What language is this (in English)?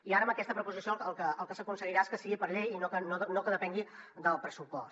Catalan